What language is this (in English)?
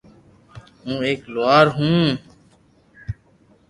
Loarki